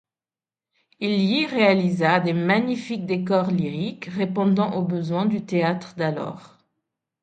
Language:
French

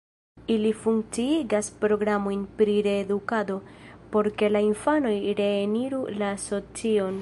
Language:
Esperanto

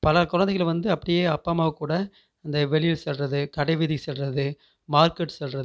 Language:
Tamil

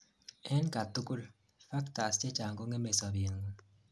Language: Kalenjin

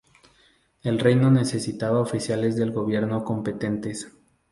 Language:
Spanish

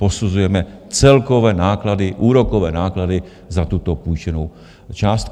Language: Czech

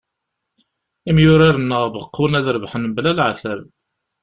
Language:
Kabyle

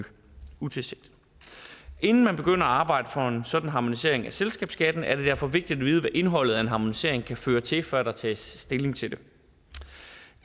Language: Danish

